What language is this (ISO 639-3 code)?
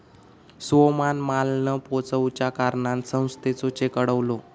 mar